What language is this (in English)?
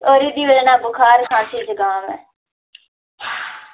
Dogri